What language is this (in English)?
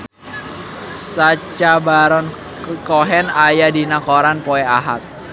Sundanese